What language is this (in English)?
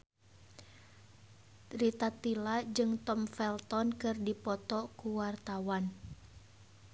Sundanese